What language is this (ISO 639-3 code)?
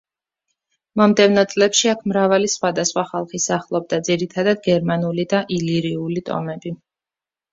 kat